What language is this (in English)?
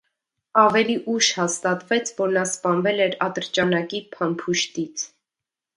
Armenian